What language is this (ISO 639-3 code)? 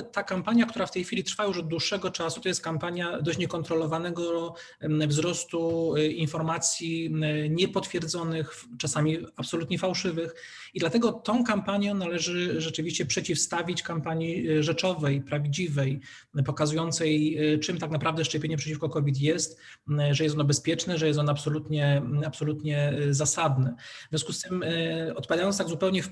pol